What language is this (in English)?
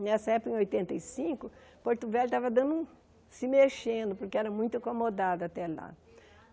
Portuguese